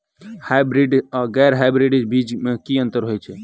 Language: Maithili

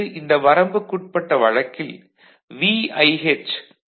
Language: Tamil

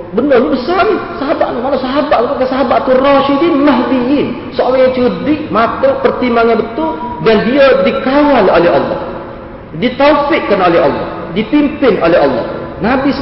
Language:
Malay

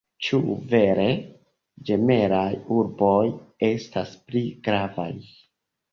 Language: Esperanto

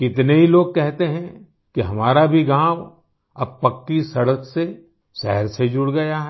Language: Hindi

